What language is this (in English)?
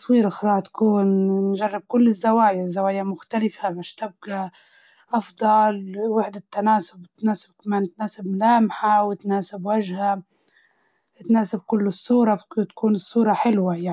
Libyan Arabic